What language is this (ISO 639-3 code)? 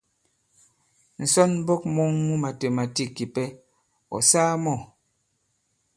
abb